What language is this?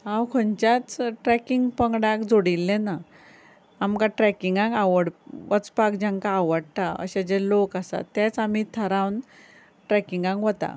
Konkani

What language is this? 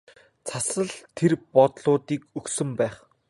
Mongolian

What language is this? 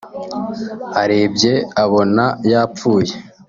Kinyarwanda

